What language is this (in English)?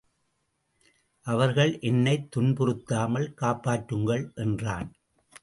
Tamil